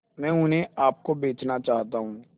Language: Hindi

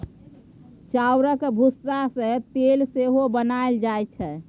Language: Maithili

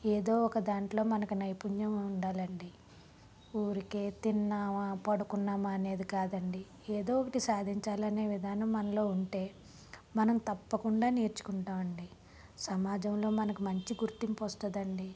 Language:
Telugu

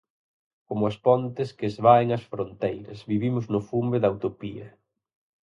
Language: Galician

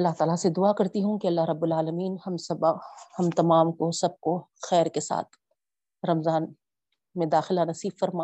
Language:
Urdu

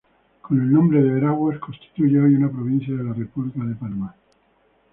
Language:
Spanish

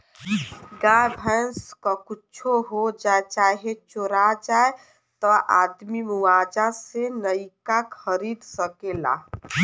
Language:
Bhojpuri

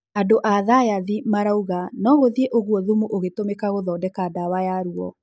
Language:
Kikuyu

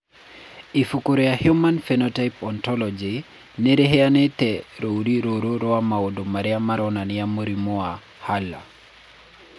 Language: Kikuyu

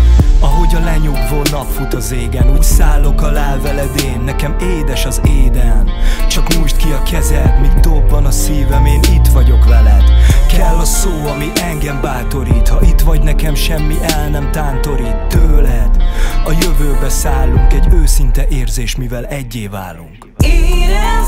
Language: Hungarian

